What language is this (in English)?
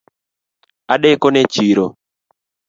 Luo (Kenya and Tanzania)